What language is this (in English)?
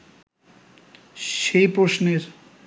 Bangla